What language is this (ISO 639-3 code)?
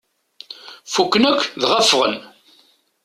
kab